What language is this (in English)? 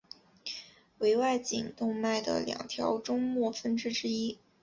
Chinese